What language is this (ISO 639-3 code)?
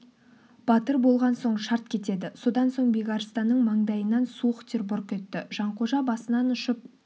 kaz